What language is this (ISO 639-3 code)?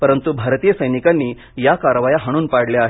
mar